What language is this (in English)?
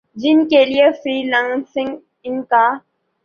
Urdu